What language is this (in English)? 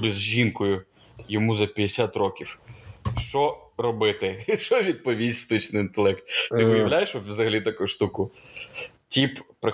Ukrainian